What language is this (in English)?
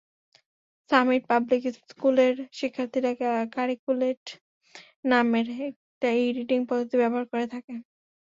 Bangla